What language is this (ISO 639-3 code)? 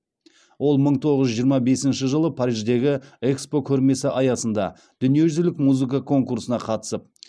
kaz